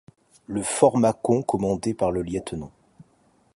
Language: French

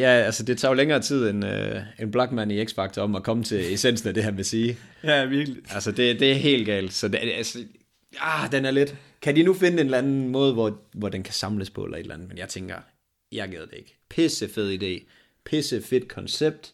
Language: Danish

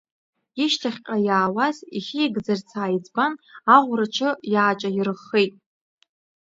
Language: Abkhazian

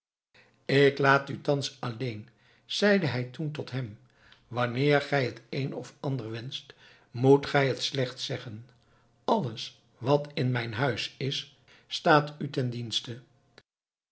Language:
Dutch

